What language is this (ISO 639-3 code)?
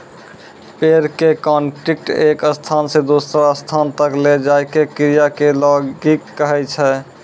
mai